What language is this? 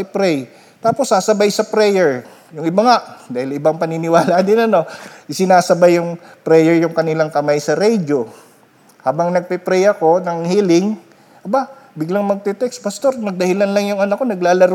Filipino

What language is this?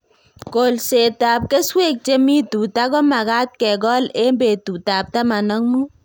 Kalenjin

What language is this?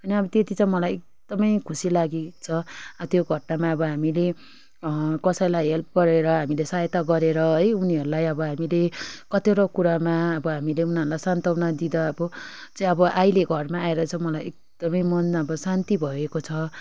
Nepali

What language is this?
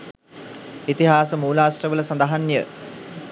Sinhala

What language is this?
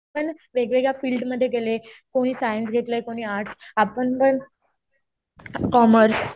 Marathi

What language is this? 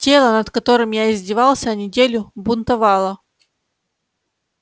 Russian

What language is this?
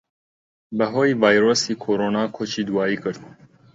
Central Kurdish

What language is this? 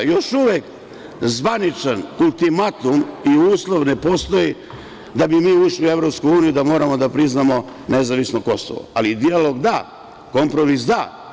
Serbian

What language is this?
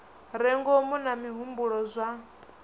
Venda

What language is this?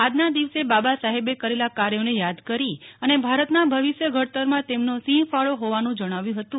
Gujarati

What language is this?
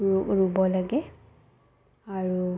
Assamese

